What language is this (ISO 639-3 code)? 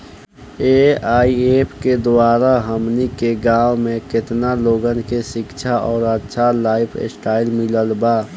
bho